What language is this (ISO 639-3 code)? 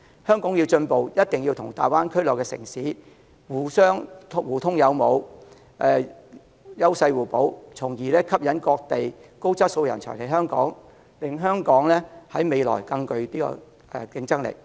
yue